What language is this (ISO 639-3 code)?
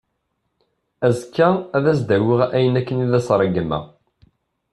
kab